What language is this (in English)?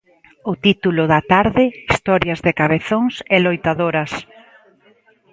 Galician